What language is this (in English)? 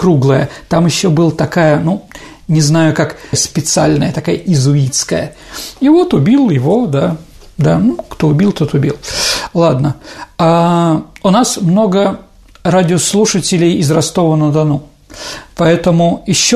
Russian